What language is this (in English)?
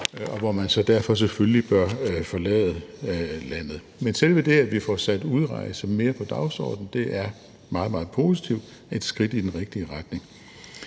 Danish